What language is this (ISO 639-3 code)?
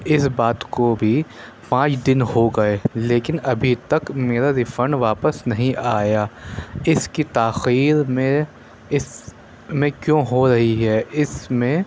urd